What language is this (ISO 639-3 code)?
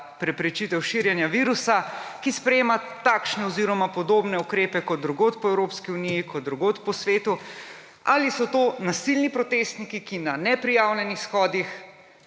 slv